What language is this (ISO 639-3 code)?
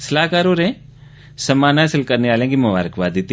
doi